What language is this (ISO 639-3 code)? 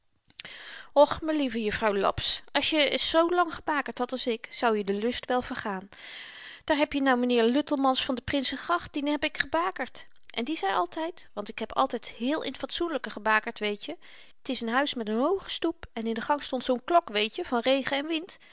nld